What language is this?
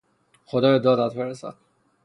Persian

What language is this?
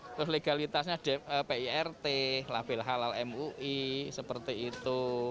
Indonesian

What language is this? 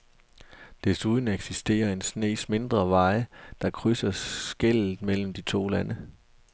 Danish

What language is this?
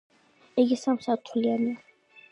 Georgian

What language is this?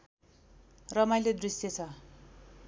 Nepali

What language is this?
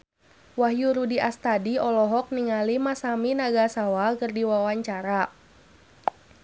Sundanese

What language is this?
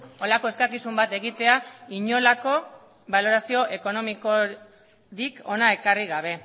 Basque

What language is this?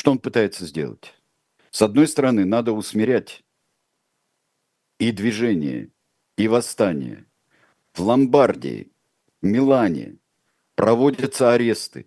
Russian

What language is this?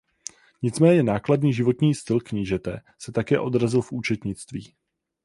Czech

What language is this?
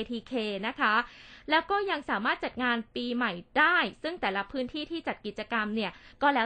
Thai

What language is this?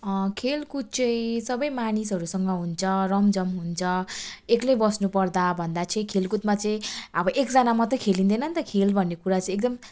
Nepali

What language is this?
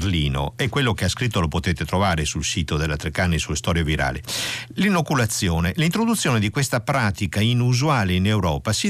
Italian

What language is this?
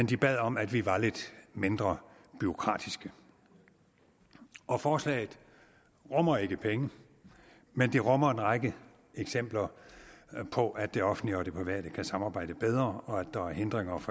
Danish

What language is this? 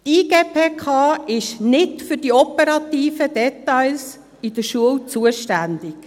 Swiss German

